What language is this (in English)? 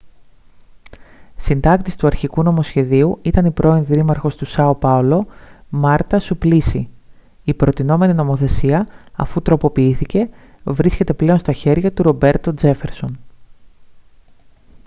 Greek